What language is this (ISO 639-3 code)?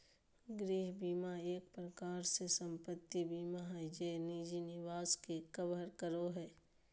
mag